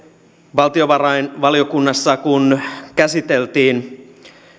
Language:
Finnish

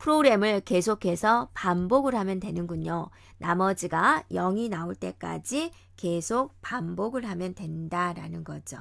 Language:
Korean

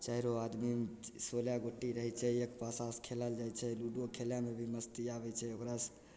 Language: Maithili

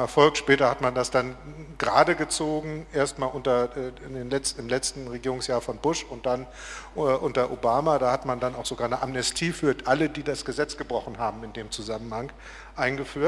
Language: German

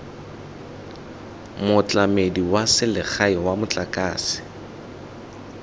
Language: Tswana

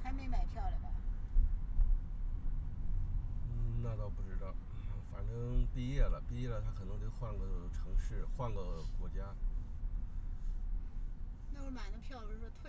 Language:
Chinese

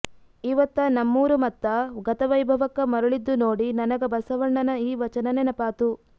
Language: Kannada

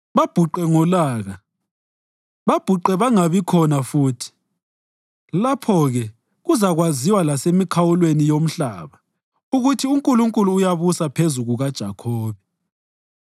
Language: North Ndebele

